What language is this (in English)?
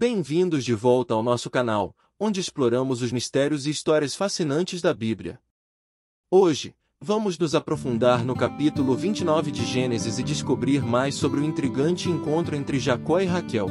Portuguese